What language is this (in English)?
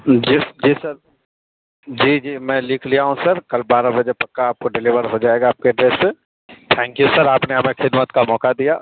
Urdu